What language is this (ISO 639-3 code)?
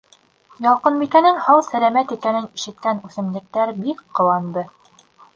bak